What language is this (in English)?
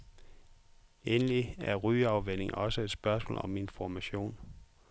Danish